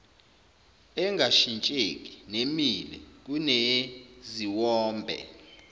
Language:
Zulu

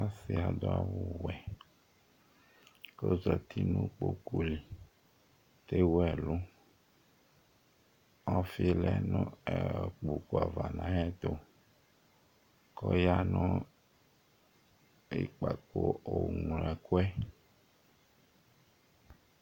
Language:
Ikposo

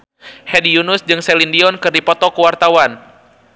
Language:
Sundanese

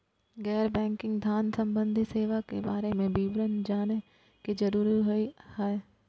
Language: Maithili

